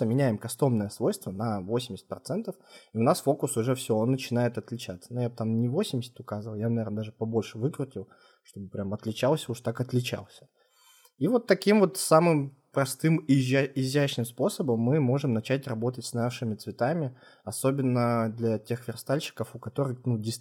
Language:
Russian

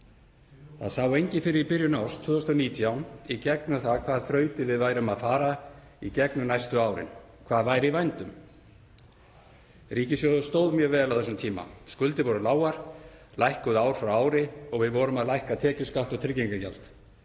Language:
Icelandic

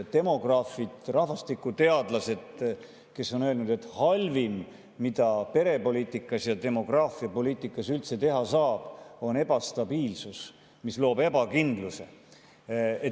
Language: Estonian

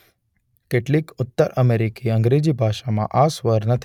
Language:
Gujarati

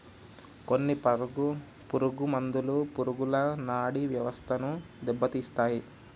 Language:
Telugu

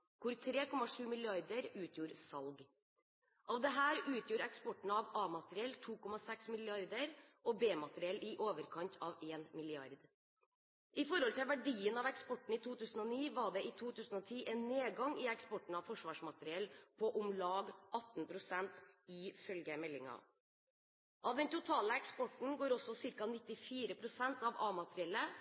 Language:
Norwegian Bokmål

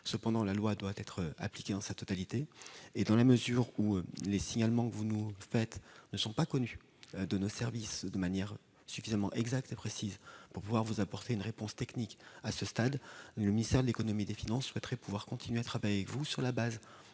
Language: French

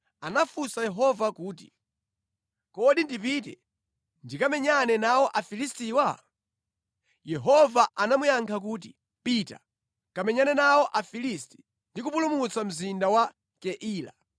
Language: Nyanja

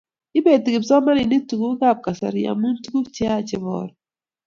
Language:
Kalenjin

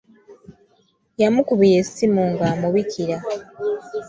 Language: Ganda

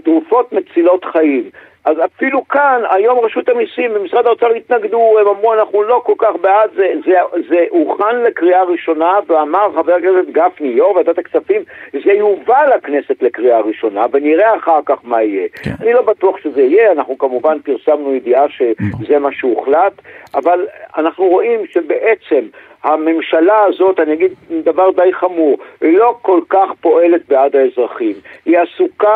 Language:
Hebrew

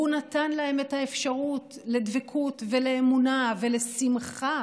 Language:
Hebrew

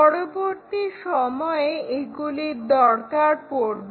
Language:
Bangla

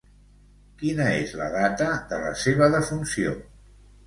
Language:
Catalan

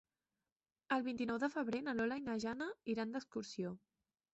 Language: Catalan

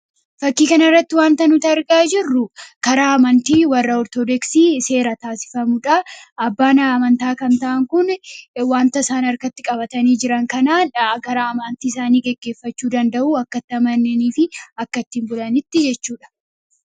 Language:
Oromo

